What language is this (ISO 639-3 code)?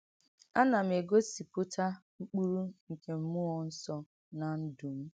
ibo